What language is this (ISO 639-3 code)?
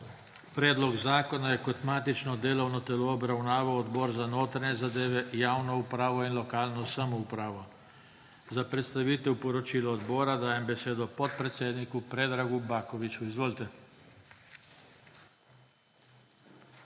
slv